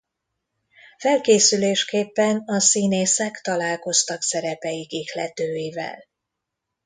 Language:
Hungarian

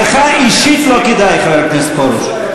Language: Hebrew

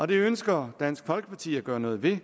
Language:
Danish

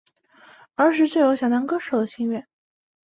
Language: Chinese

